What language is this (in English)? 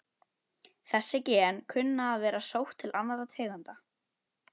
Icelandic